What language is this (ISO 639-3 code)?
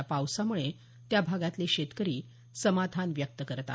mar